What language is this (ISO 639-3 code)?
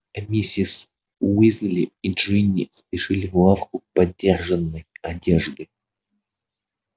rus